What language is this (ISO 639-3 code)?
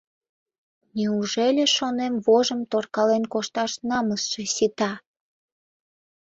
chm